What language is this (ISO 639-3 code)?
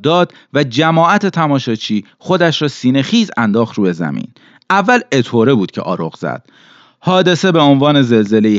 fas